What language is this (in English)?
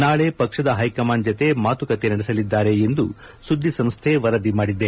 Kannada